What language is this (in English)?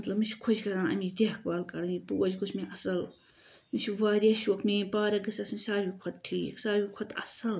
Kashmiri